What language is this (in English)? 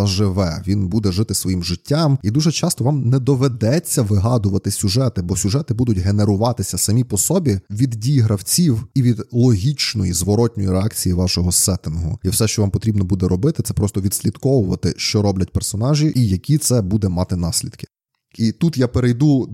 Ukrainian